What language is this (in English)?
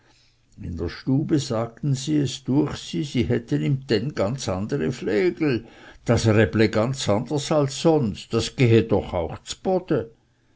German